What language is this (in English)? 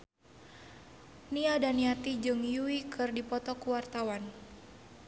Sundanese